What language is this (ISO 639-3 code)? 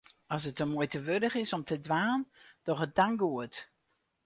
fry